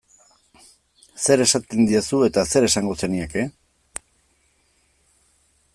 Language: Basque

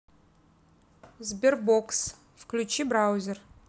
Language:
Russian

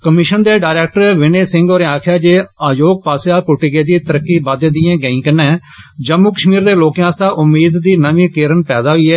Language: Dogri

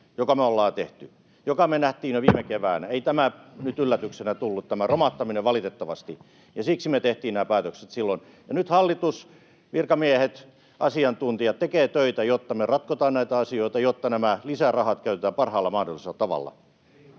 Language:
Finnish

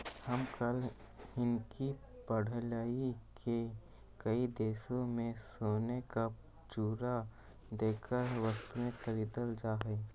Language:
Magahi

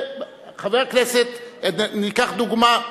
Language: Hebrew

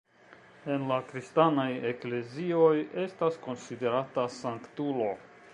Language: Esperanto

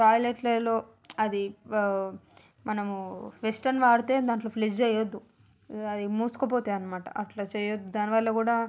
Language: Telugu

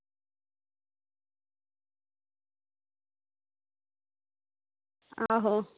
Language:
Dogri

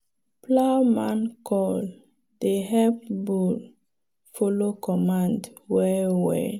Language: Nigerian Pidgin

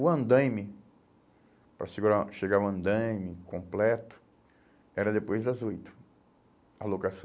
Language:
Portuguese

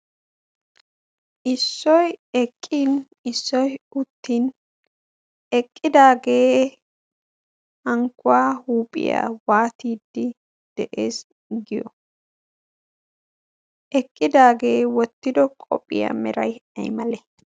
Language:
Wolaytta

